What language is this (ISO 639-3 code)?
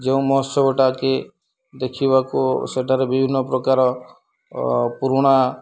ori